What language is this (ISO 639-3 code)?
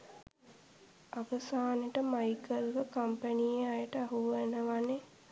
sin